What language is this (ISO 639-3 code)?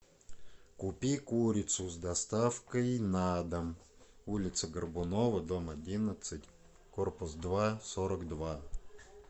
rus